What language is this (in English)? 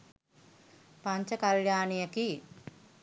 Sinhala